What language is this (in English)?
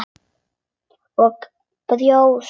Icelandic